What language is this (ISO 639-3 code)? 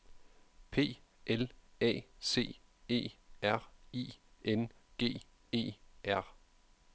dan